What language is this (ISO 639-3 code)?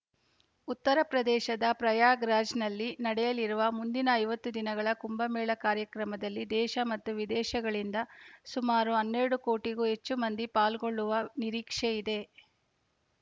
kan